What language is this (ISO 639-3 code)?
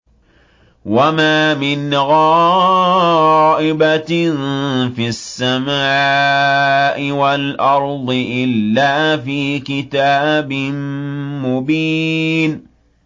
ara